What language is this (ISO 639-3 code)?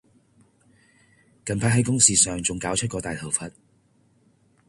yue